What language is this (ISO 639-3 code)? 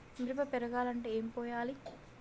tel